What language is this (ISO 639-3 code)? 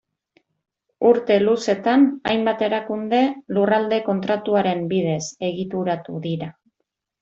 eus